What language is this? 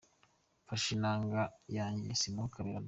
Kinyarwanda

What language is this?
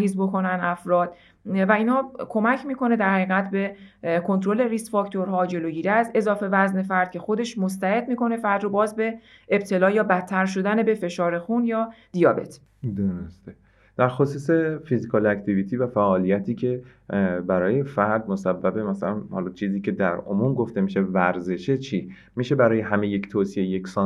Persian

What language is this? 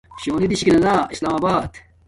Domaaki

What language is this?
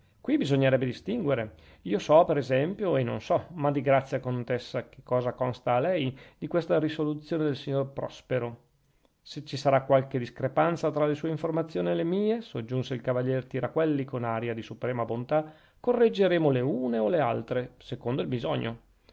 Italian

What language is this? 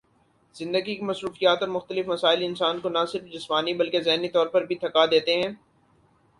Urdu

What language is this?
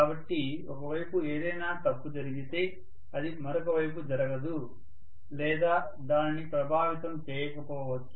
Telugu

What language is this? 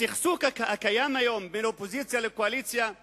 Hebrew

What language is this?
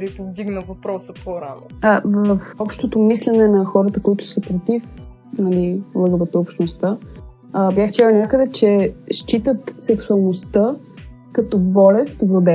Bulgarian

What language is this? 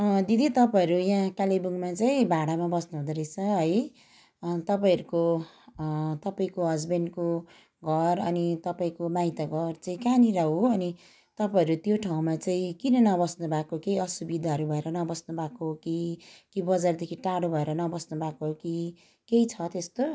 Nepali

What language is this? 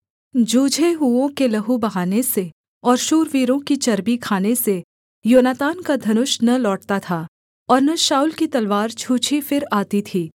Hindi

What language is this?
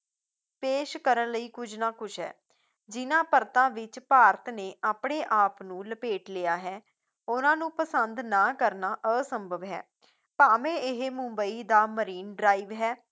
Punjabi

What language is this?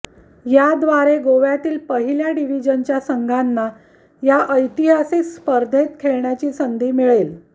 Marathi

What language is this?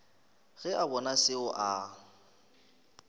Northern Sotho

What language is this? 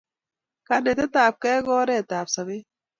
Kalenjin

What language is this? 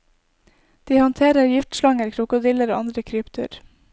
Norwegian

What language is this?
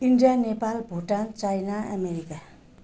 Nepali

